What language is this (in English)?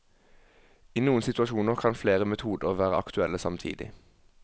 Norwegian